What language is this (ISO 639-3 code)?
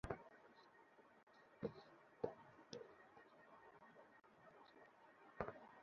ben